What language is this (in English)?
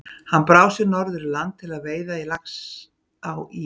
Icelandic